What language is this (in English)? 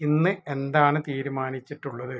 Malayalam